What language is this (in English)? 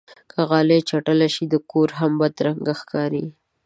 Pashto